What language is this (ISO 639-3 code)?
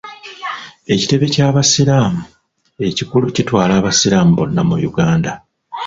lug